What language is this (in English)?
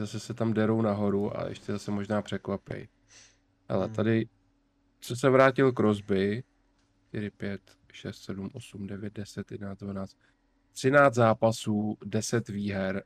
Czech